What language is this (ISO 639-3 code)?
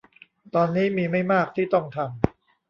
tha